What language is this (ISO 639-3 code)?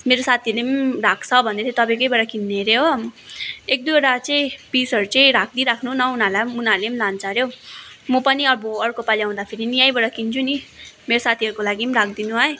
nep